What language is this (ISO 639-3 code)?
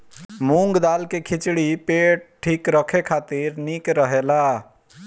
bho